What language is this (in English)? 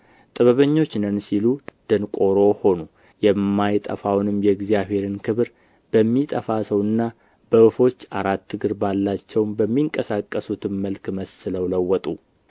Amharic